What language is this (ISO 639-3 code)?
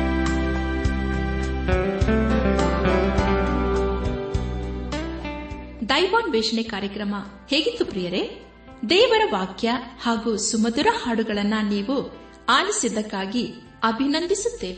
kan